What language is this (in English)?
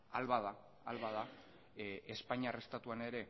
Basque